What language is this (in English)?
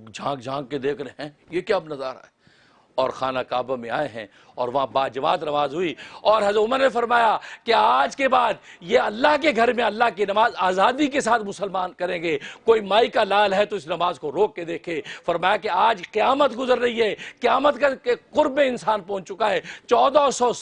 Urdu